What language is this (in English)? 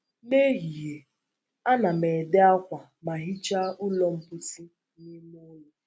Igbo